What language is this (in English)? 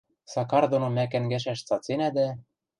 Western Mari